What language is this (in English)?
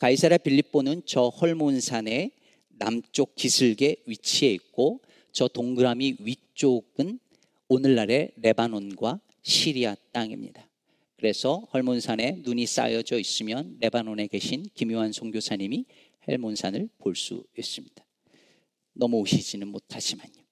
Korean